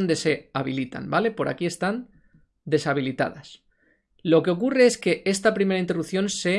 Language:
Spanish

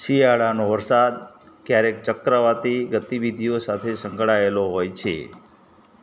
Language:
Gujarati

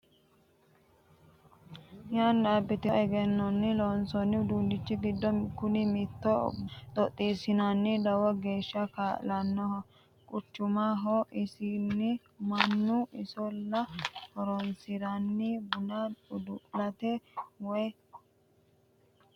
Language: Sidamo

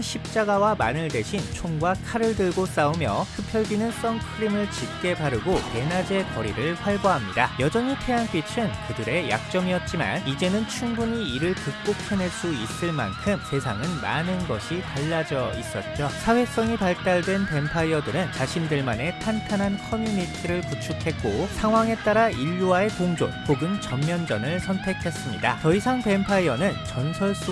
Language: Korean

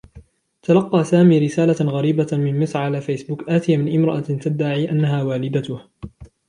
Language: Arabic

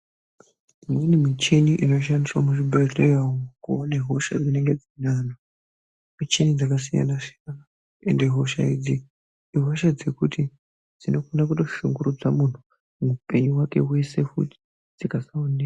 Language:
Ndau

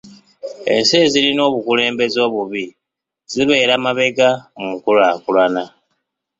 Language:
Ganda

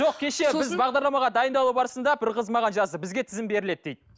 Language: Kazakh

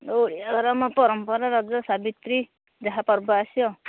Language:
Odia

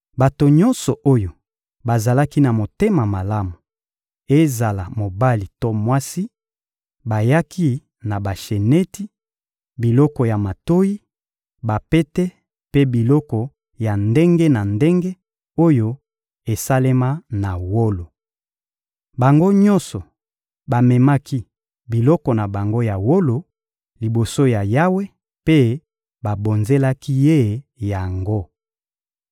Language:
Lingala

